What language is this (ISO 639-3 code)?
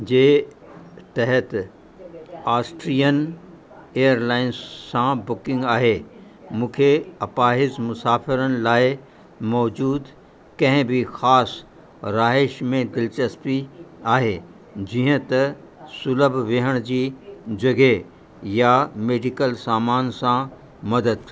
snd